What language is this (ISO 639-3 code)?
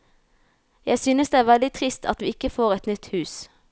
nor